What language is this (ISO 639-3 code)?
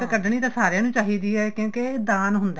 pan